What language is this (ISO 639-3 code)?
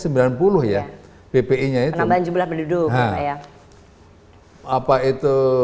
ind